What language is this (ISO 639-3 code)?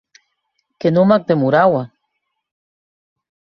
oci